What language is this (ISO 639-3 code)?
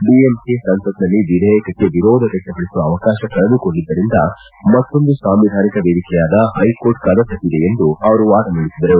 kan